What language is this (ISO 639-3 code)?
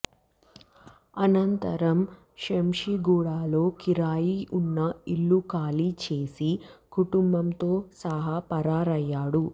tel